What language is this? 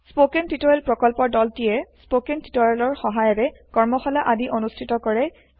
Assamese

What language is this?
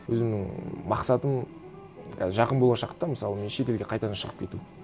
Kazakh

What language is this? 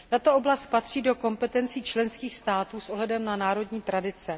Czech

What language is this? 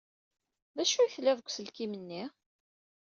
Kabyle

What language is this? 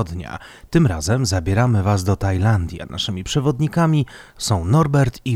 Polish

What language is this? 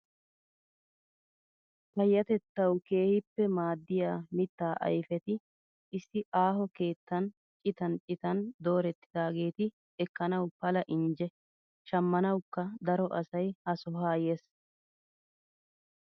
Wolaytta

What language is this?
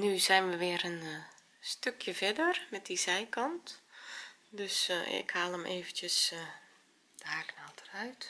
Dutch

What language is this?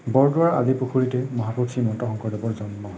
Assamese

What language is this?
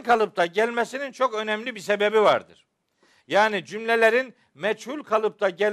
Turkish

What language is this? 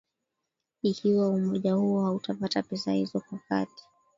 Swahili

